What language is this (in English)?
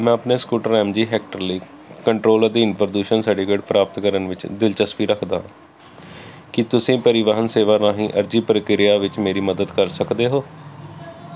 Punjabi